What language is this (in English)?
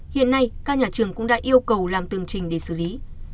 Vietnamese